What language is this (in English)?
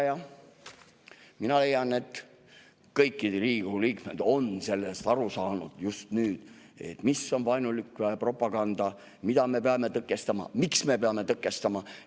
Estonian